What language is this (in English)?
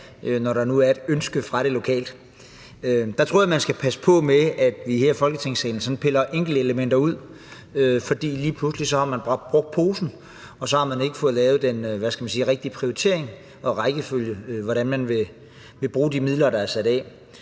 Danish